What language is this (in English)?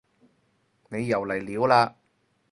Cantonese